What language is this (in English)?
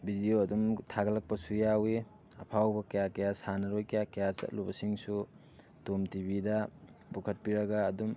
Manipuri